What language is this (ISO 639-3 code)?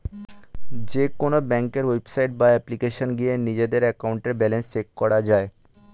ben